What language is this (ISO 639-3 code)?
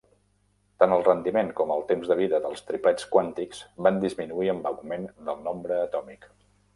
cat